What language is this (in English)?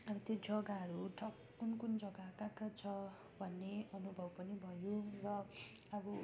Nepali